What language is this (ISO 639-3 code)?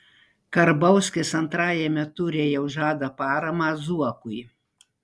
lit